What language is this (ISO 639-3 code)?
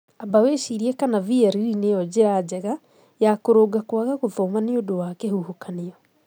kik